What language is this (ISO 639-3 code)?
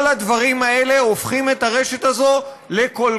heb